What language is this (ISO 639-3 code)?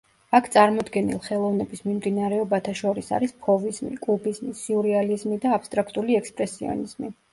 kat